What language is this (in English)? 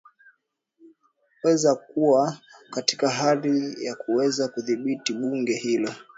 Swahili